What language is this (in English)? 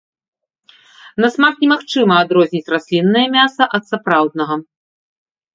Belarusian